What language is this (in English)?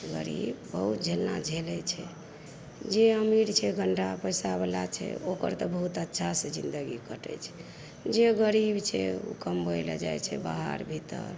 Maithili